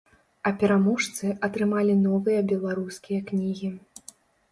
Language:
Belarusian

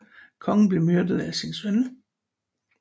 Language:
Danish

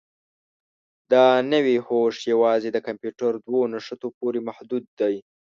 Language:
Pashto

